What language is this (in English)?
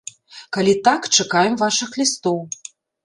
Belarusian